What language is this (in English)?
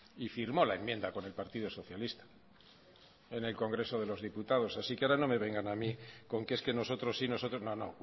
Spanish